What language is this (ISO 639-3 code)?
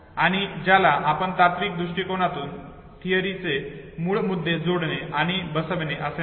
mar